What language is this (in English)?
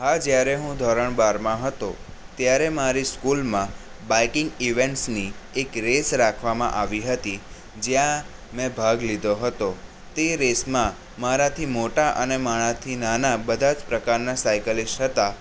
Gujarati